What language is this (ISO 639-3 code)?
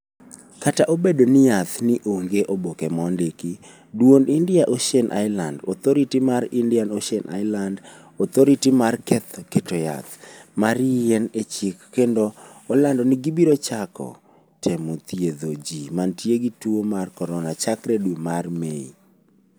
luo